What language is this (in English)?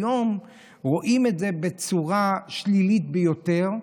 Hebrew